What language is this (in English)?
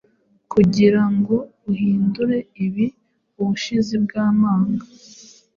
Kinyarwanda